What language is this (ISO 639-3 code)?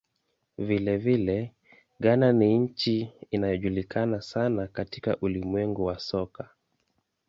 swa